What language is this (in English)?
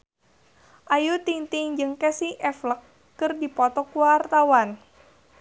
Sundanese